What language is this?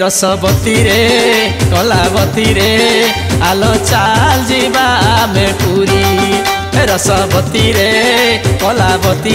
Hindi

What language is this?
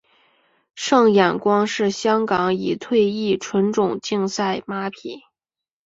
Chinese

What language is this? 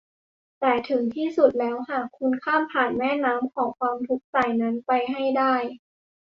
Thai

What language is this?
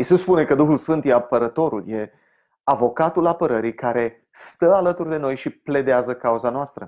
Romanian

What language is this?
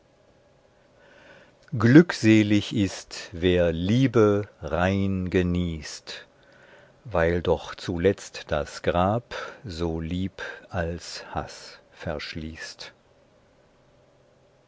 German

